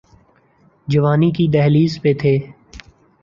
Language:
Urdu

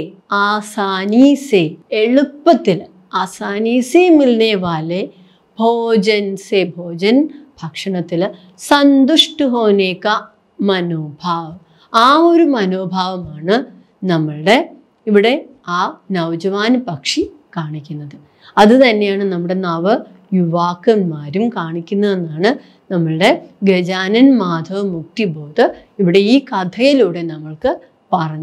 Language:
Turkish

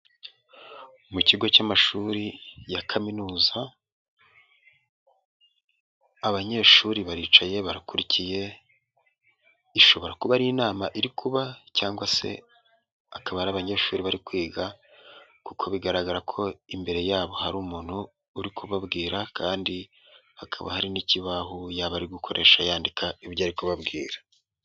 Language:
Kinyarwanda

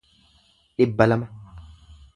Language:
Oromo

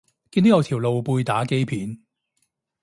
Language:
Cantonese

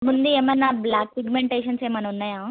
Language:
Telugu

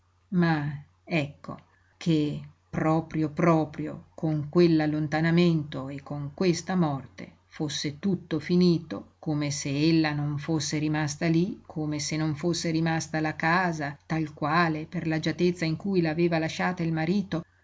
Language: Italian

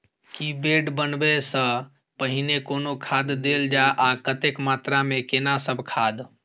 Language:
Maithili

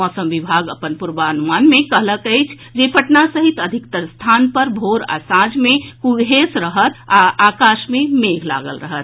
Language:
Maithili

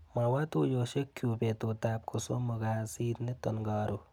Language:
Kalenjin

